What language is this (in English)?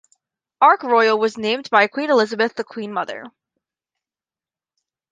English